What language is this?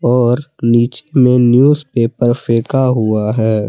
Hindi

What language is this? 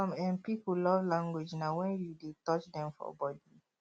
Nigerian Pidgin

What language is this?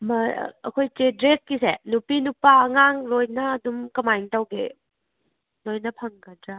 Manipuri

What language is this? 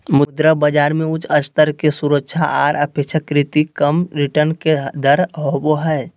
Magahi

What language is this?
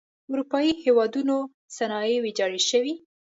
Pashto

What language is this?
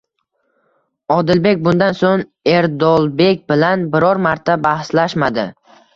Uzbek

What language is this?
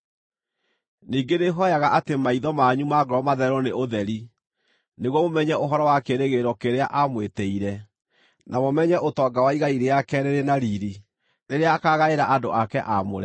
Kikuyu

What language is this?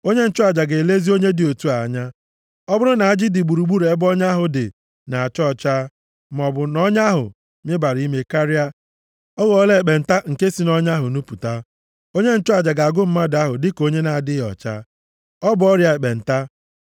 Igbo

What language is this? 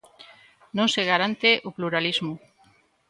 Galician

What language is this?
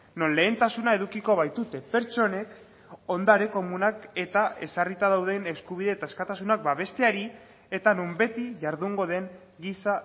Basque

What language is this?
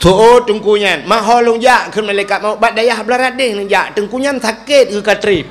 Malay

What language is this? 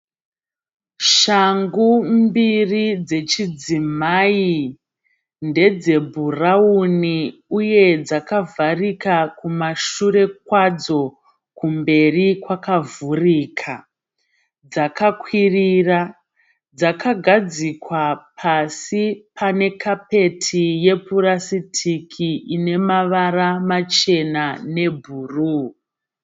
Shona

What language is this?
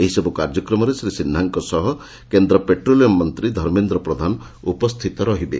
Odia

